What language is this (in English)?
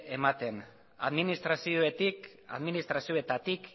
Basque